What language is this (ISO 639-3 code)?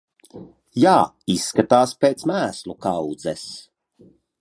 lav